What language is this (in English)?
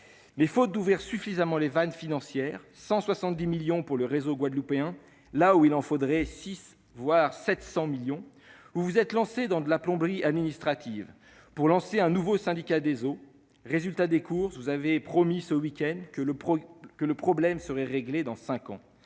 French